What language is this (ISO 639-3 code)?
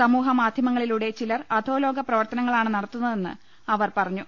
mal